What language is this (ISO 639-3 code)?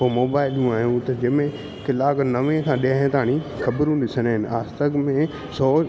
snd